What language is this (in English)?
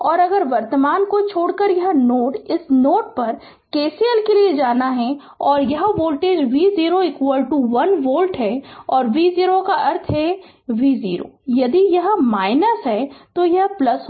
Hindi